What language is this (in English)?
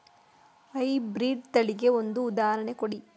Kannada